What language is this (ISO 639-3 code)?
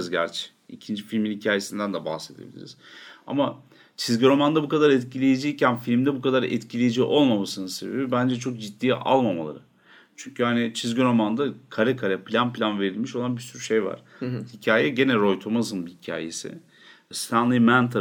tur